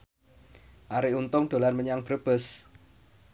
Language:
Javanese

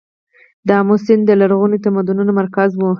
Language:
Pashto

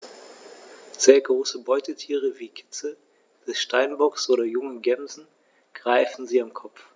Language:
German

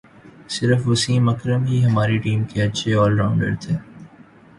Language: Urdu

